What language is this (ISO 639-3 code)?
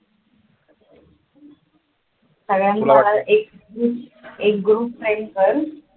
mar